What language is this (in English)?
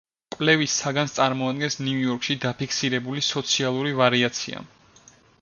Georgian